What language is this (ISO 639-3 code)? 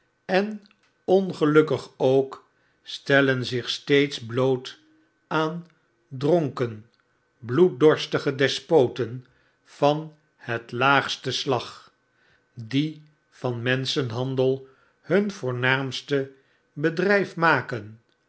nld